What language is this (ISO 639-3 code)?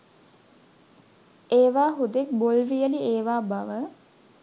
sin